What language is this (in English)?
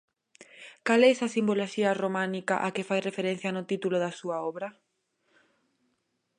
Galician